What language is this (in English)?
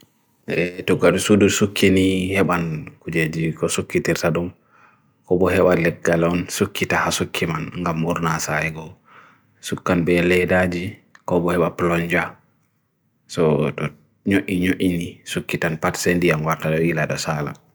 Bagirmi Fulfulde